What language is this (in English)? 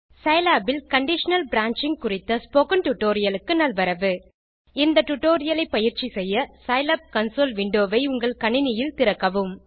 Tamil